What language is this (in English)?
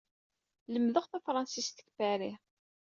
Kabyle